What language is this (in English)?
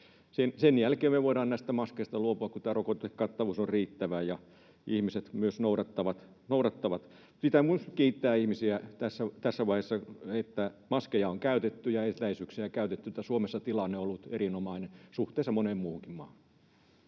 Finnish